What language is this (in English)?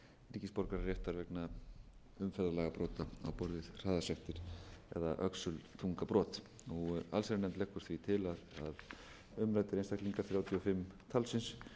Icelandic